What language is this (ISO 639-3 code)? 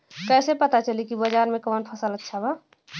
bho